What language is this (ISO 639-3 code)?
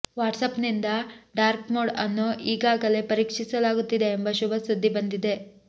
kan